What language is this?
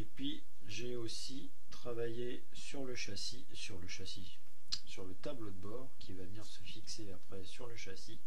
French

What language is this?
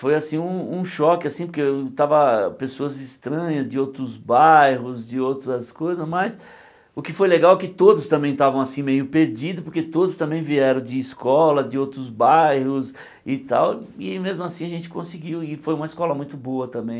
Portuguese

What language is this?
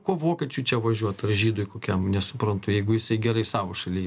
Lithuanian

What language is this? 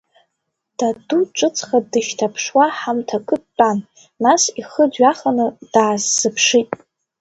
Abkhazian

